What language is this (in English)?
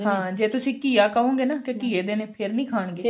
Punjabi